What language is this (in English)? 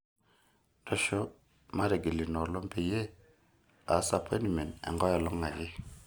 Masai